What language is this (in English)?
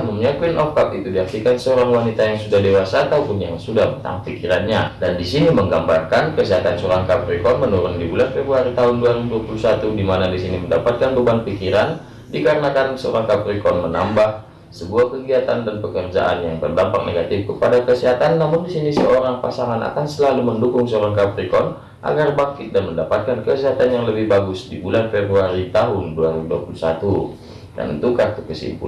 Indonesian